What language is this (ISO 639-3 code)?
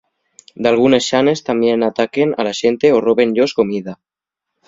ast